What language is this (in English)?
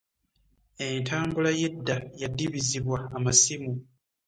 Ganda